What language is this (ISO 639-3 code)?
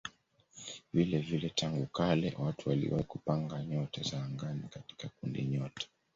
swa